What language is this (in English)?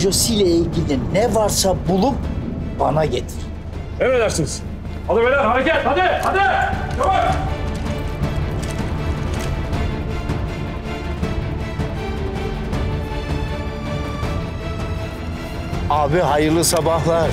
Turkish